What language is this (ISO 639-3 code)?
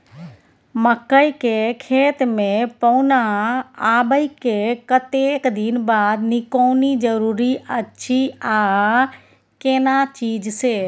mai